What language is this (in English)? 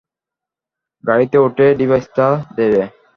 Bangla